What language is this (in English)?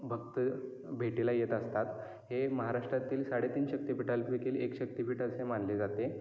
Marathi